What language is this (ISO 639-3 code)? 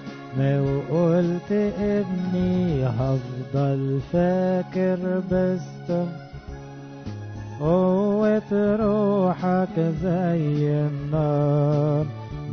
ara